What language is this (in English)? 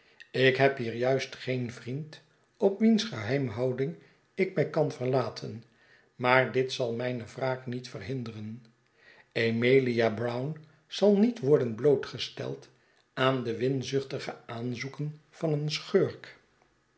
Dutch